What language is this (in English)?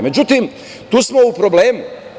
Serbian